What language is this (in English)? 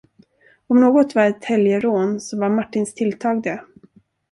Swedish